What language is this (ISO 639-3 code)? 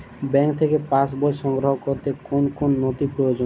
ben